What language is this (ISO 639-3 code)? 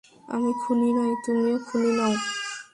ben